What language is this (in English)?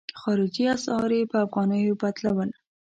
Pashto